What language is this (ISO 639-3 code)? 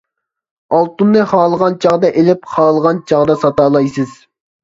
uig